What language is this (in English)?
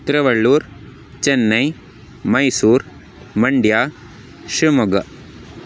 Sanskrit